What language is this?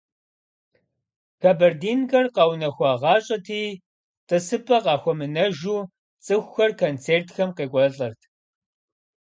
Kabardian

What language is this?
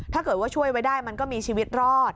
Thai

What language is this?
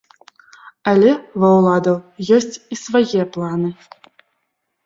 Belarusian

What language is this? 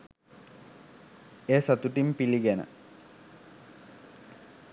Sinhala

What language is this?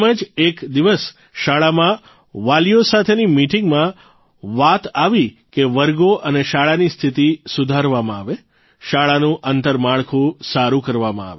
Gujarati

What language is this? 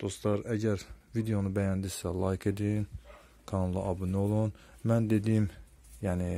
Turkish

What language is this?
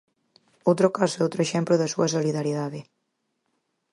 Galician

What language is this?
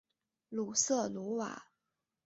Chinese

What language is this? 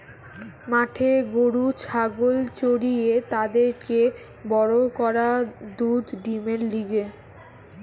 Bangla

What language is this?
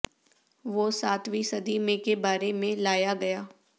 Urdu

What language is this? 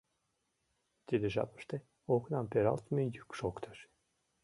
Mari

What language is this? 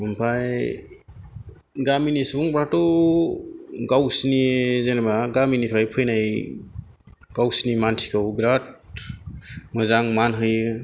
Bodo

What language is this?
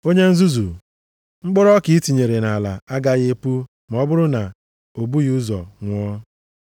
Igbo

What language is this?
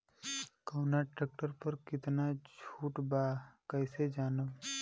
Bhojpuri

